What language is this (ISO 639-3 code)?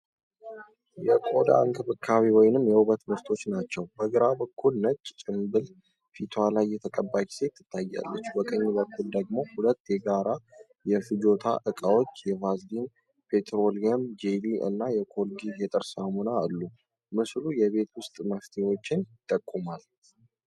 amh